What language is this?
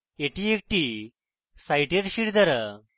Bangla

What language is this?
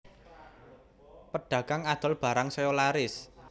Javanese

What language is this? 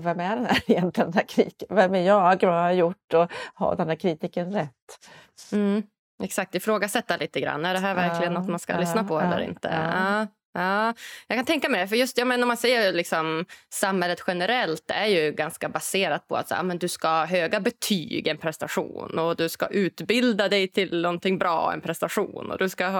Swedish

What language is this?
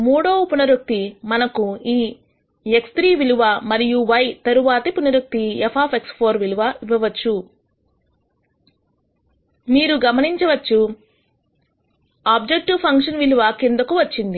Telugu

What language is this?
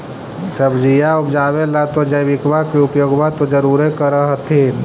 Magahi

